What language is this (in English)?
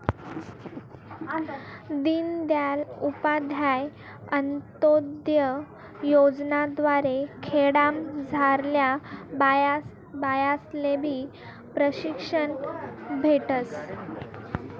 Marathi